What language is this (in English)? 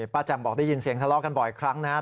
Thai